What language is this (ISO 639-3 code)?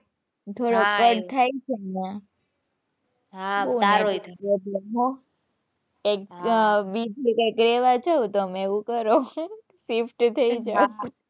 guj